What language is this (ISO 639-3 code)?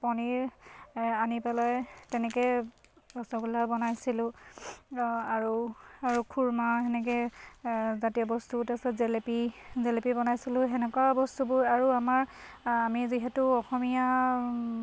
asm